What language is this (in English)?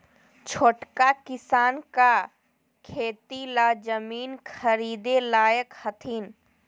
Magahi